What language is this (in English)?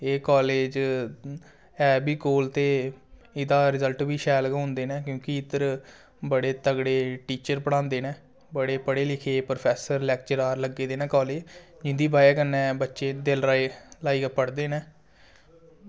Dogri